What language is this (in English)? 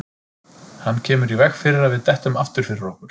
Icelandic